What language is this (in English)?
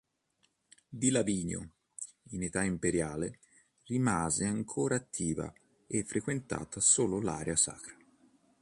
Italian